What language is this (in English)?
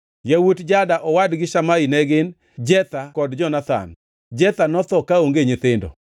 Luo (Kenya and Tanzania)